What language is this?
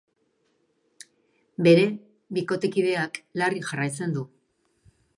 Basque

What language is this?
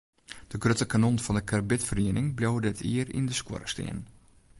Western Frisian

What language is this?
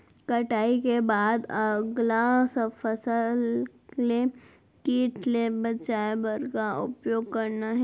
Chhattisgarhi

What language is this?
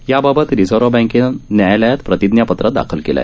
Marathi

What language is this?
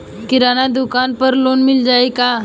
Bhojpuri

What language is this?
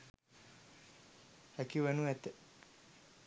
Sinhala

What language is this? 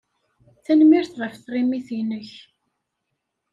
Kabyle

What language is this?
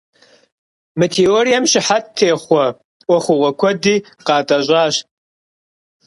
Kabardian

